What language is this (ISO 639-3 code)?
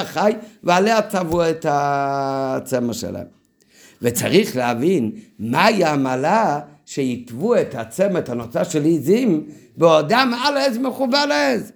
heb